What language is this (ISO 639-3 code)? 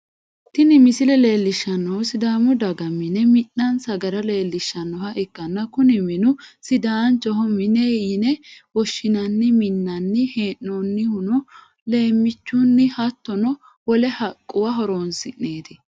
sid